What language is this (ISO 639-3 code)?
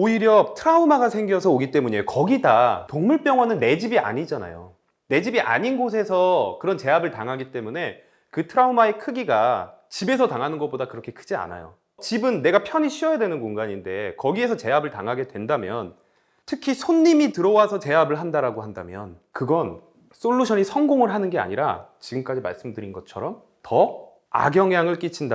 kor